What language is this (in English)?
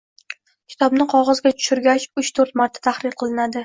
Uzbek